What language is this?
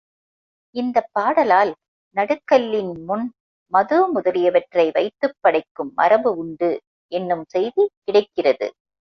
Tamil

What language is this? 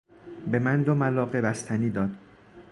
Persian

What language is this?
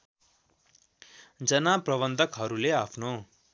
Nepali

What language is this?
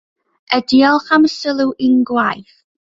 Welsh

